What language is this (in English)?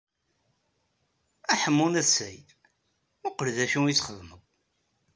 Kabyle